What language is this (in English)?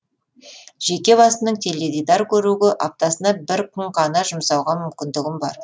Kazakh